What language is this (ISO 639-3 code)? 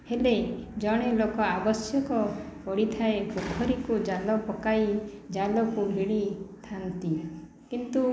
ori